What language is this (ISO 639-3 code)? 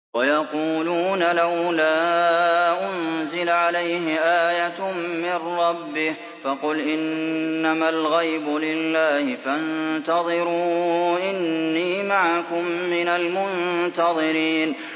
ara